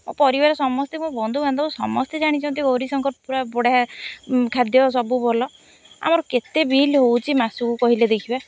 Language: Odia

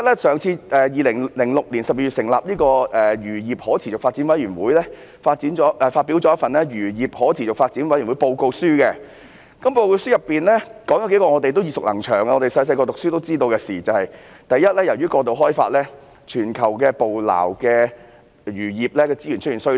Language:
Cantonese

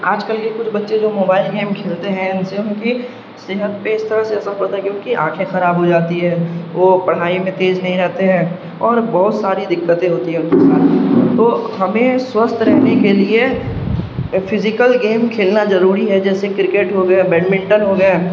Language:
Urdu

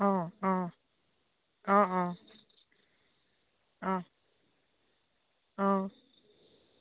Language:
Assamese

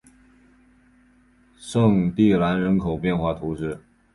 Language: Chinese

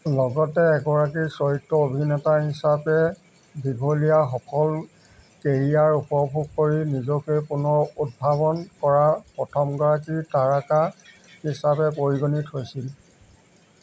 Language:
Assamese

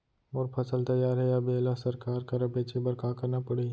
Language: Chhattisgarhi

